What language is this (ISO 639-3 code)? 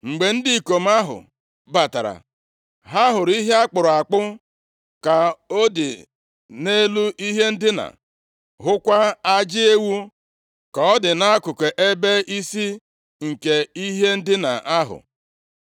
ibo